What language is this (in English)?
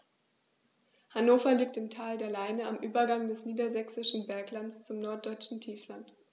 German